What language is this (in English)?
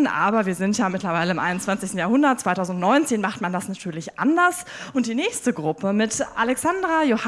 German